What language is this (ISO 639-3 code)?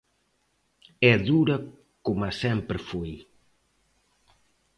glg